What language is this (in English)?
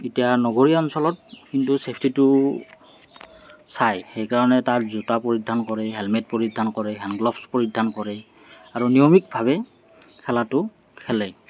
Assamese